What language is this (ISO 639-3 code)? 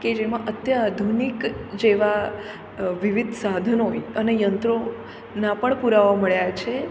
guj